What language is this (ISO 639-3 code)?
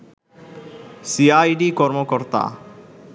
ben